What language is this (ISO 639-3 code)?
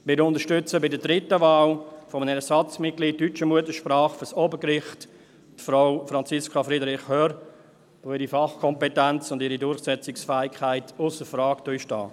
gsw